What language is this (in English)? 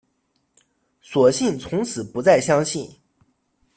Chinese